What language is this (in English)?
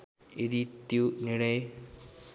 Nepali